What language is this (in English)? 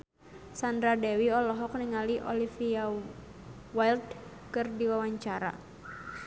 Sundanese